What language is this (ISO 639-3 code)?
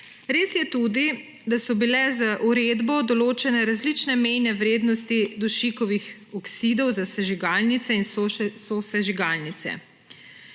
slv